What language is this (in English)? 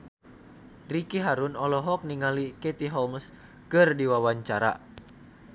Sundanese